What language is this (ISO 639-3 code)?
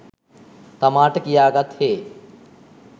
sin